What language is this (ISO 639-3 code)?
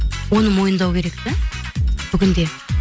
kaz